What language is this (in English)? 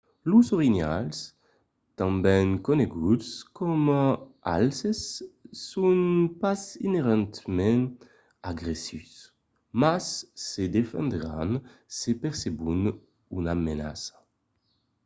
Occitan